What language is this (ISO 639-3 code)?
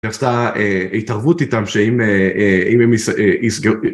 heb